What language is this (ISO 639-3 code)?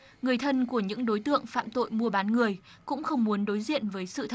vie